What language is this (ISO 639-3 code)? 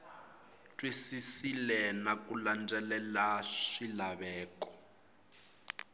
tso